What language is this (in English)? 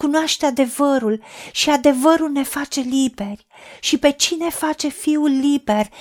Romanian